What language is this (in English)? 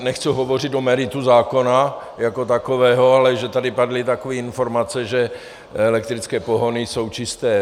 Czech